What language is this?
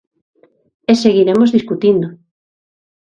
Galician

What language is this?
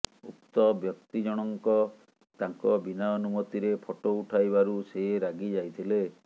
Odia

